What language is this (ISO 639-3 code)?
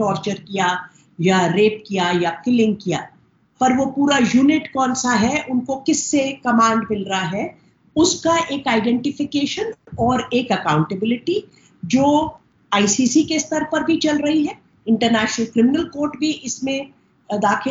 hin